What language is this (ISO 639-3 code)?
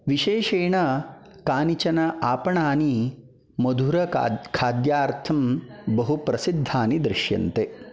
san